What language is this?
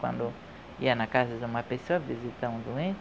Portuguese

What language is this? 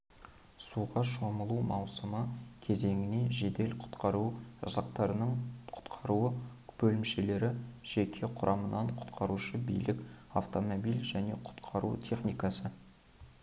Kazakh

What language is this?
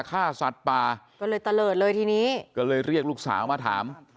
Thai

